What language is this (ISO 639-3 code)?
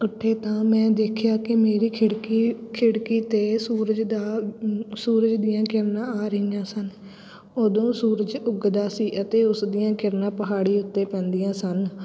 pan